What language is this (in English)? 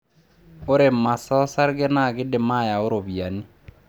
Masai